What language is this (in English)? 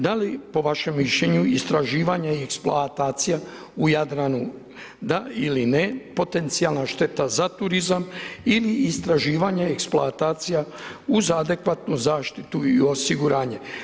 Croatian